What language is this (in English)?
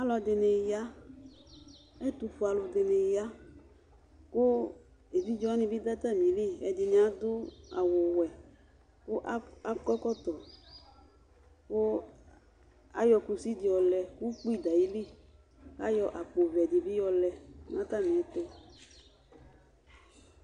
Ikposo